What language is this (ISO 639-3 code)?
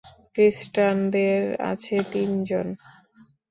ben